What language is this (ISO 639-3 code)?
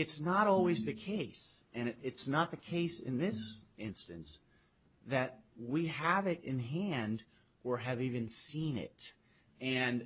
eng